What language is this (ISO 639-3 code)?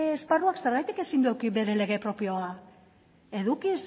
eus